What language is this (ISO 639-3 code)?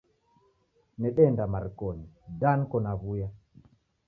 dav